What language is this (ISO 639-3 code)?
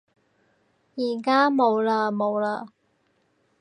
yue